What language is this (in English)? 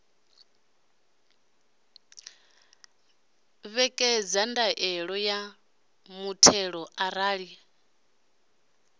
Venda